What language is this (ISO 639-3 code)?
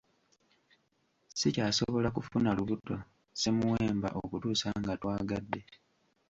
lug